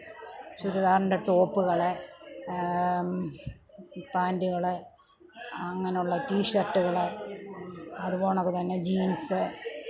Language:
Malayalam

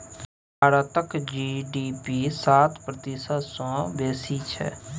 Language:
Maithili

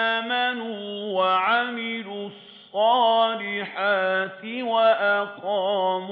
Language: Arabic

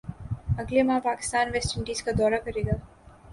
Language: Urdu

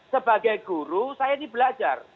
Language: Indonesian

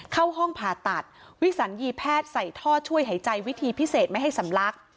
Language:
Thai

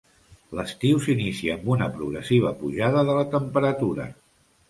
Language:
Catalan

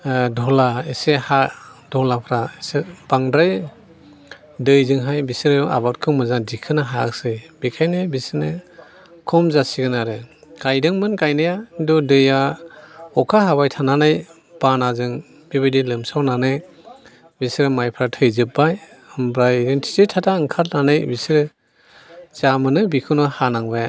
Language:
Bodo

